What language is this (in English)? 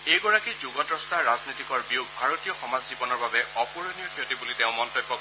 Assamese